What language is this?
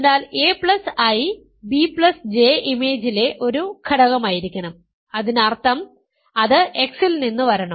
Malayalam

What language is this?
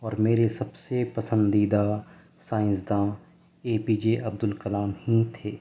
Urdu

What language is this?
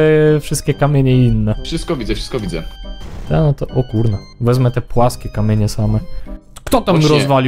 Polish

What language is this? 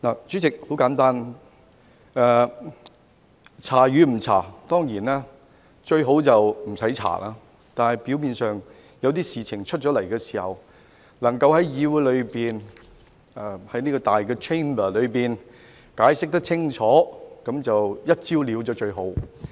Cantonese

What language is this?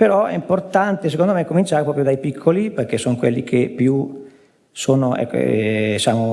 Italian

